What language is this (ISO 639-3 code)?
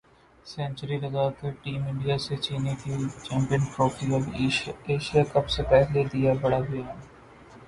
urd